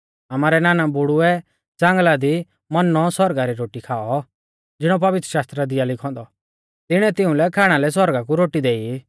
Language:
Mahasu Pahari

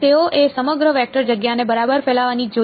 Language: Gujarati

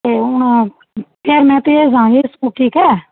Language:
Punjabi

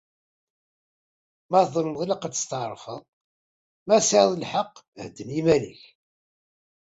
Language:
Kabyle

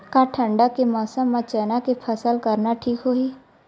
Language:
Chhattisgarhi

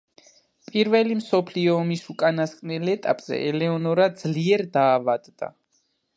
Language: Georgian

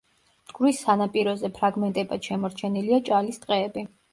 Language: Georgian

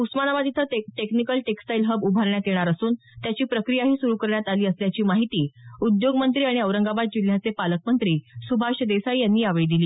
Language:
Marathi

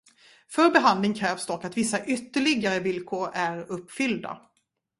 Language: Swedish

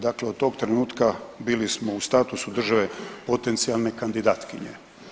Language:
Croatian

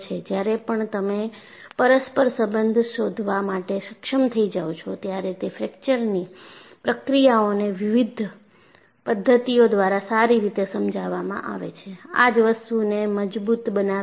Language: Gujarati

